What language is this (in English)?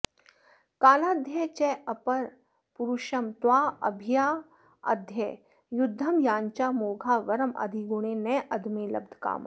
Sanskrit